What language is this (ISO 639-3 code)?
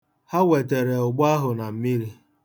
ibo